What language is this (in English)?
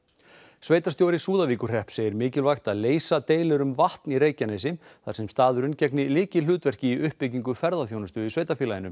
Icelandic